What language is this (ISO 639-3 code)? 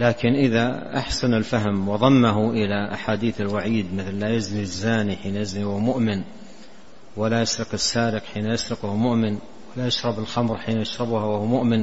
ara